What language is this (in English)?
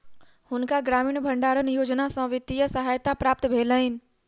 Maithili